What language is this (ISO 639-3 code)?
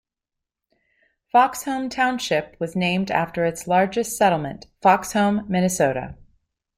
eng